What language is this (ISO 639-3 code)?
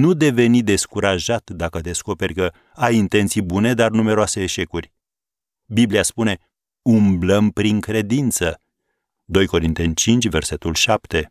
ron